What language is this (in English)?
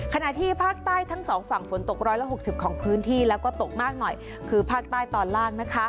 Thai